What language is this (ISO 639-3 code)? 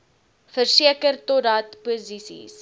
afr